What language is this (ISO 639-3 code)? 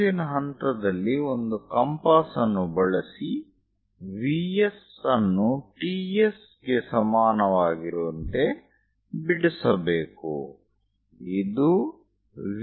kan